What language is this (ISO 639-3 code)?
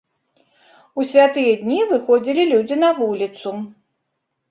bel